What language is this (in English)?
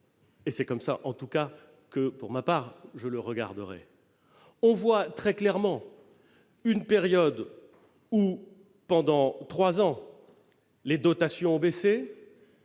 French